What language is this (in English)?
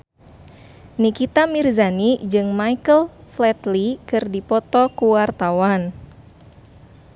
Sundanese